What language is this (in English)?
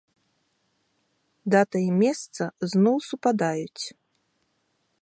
Belarusian